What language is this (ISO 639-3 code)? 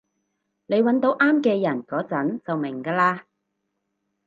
yue